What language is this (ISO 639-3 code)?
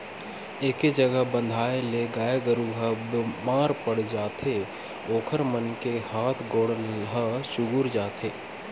hne